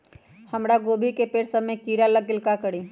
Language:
Magahi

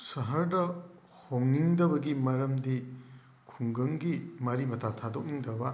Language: Manipuri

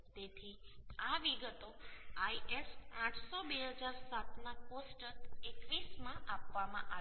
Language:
Gujarati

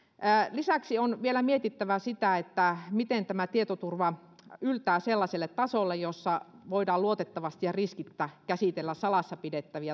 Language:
Finnish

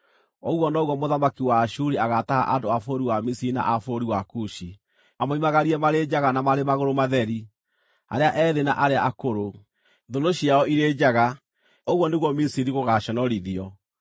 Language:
Kikuyu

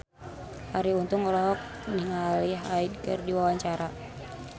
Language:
Sundanese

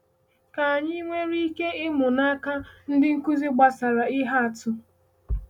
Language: Igbo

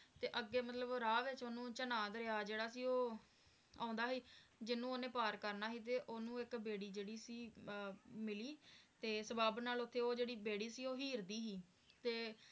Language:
Punjabi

